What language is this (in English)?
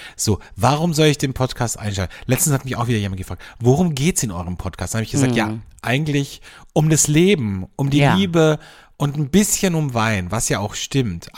German